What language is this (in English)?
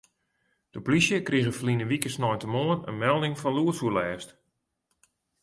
Western Frisian